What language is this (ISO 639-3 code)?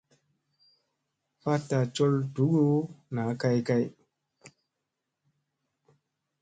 mse